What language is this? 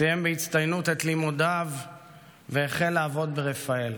Hebrew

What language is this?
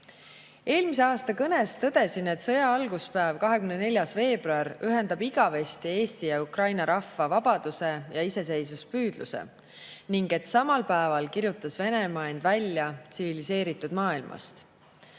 Estonian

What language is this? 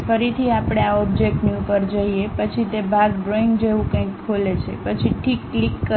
Gujarati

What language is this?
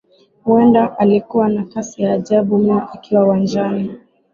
Swahili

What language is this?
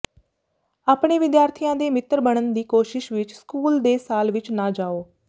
Punjabi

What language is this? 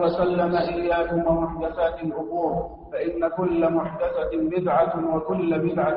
Arabic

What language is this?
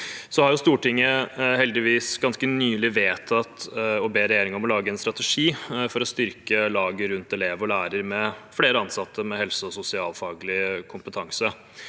Norwegian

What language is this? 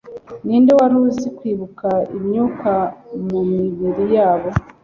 Kinyarwanda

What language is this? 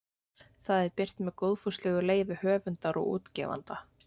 Icelandic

